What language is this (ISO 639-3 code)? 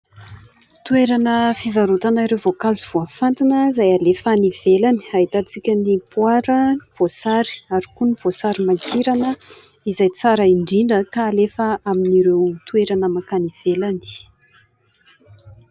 mlg